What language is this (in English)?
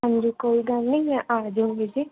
Punjabi